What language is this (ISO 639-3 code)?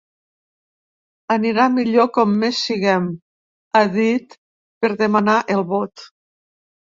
cat